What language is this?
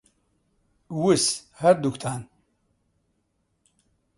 Central Kurdish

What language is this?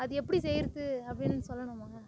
Tamil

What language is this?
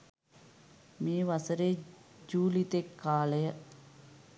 Sinhala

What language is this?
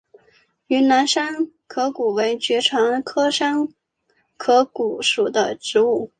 Chinese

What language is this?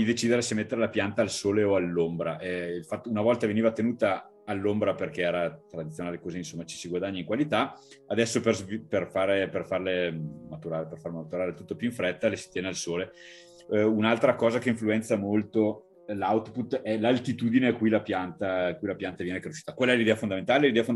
Italian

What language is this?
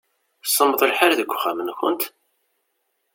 Kabyle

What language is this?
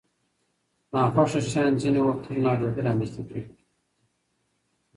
Pashto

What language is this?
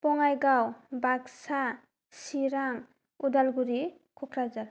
Bodo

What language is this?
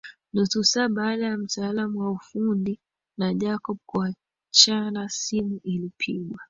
Swahili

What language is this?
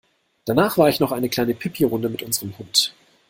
German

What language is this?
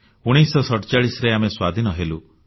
Odia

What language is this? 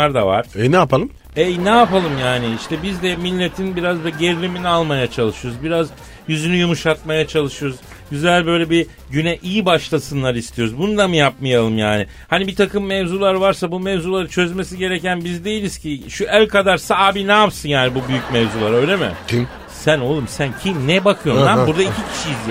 Turkish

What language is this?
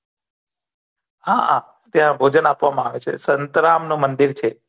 Gujarati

